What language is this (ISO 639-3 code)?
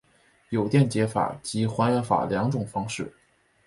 zho